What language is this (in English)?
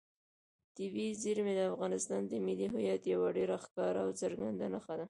Pashto